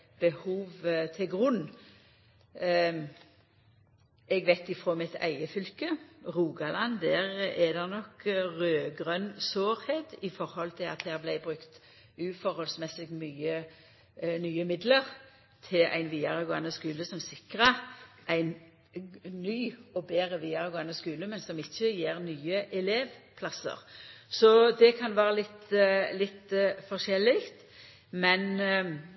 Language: Norwegian Nynorsk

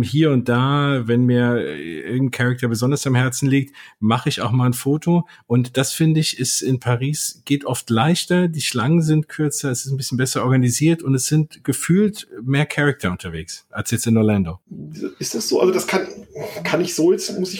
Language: German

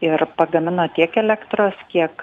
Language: Lithuanian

